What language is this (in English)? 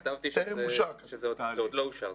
Hebrew